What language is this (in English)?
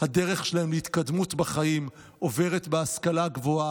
Hebrew